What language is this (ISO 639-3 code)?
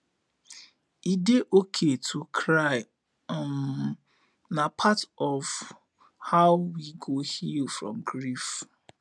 pcm